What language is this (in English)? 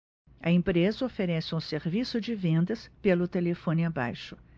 Portuguese